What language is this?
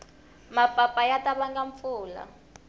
Tsonga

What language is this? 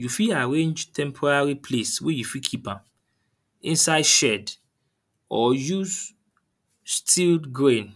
Nigerian Pidgin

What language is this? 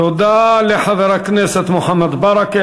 Hebrew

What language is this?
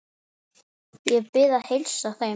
Icelandic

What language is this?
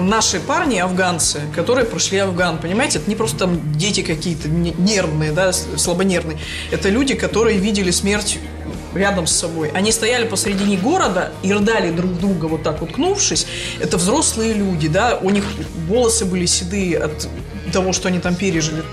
Russian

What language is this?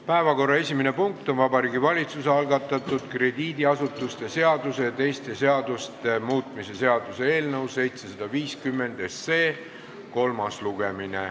Estonian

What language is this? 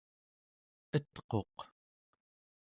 Central Yupik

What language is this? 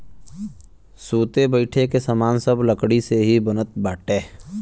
Bhojpuri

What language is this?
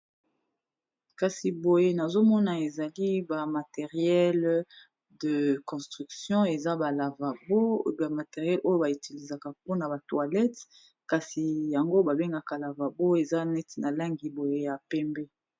Lingala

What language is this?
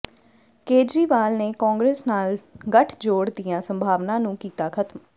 Punjabi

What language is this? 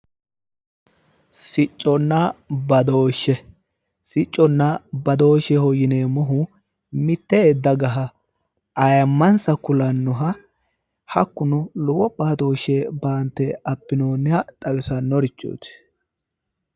Sidamo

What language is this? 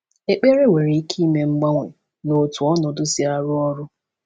Igbo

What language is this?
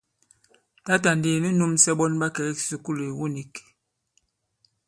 Bankon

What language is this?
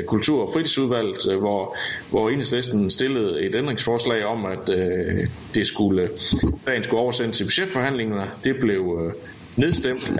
Danish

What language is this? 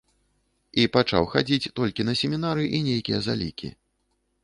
Belarusian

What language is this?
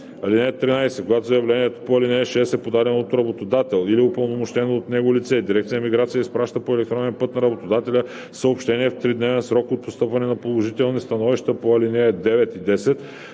Bulgarian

